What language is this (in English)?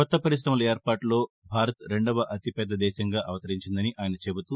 Telugu